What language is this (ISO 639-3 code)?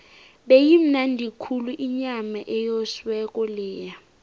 nbl